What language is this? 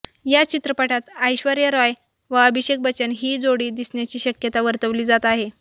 Marathi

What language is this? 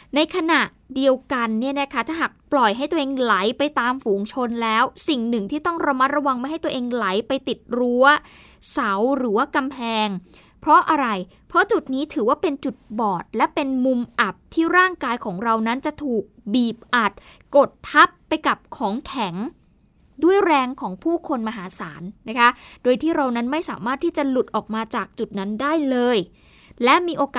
Thai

